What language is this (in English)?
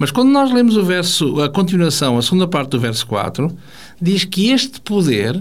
Portuguese